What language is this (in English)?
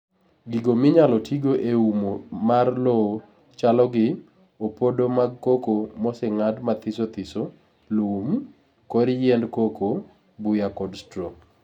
Luo (Kenya and Tanzania)